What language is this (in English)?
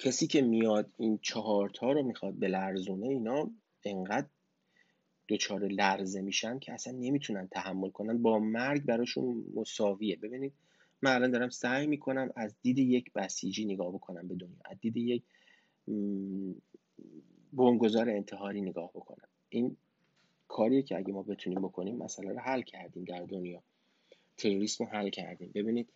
Persian